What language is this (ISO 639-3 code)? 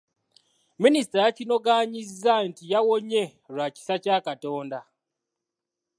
lug